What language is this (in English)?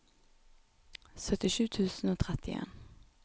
Norwegian